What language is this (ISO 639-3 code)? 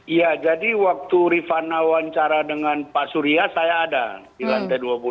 ind